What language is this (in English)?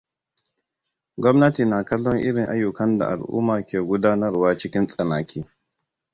Hausa